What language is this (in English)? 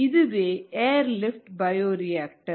Tamil